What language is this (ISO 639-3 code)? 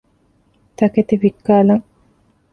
div